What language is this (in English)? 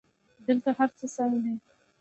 Pashto